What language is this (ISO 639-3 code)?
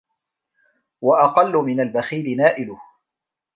ara